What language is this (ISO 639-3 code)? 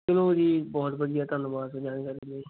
pan